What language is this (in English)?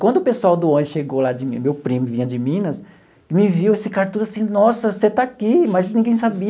Portuguese